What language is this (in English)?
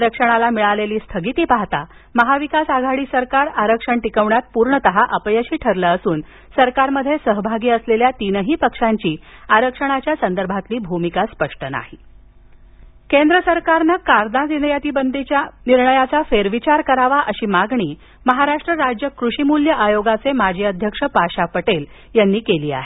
Marathi